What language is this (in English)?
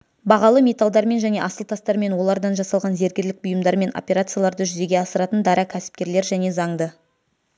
Kazakh